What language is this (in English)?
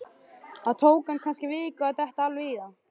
Icelandic